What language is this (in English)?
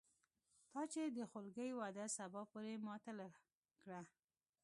Pashto